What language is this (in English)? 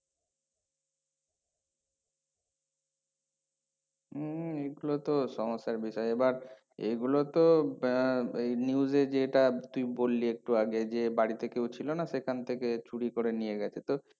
Bangla